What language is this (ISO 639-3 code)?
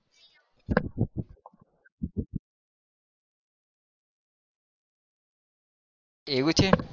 guj